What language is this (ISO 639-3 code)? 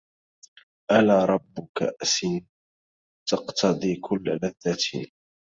ara